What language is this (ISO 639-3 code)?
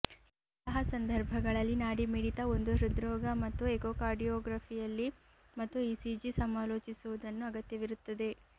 kan